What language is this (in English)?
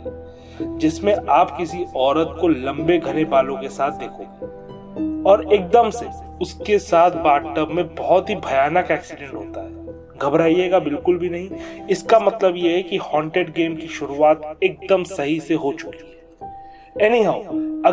Hindi